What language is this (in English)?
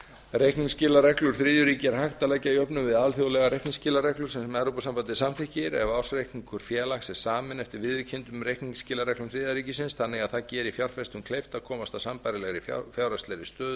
Icelandic